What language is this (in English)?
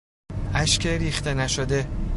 Persian